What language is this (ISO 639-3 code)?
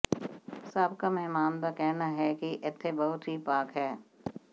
pan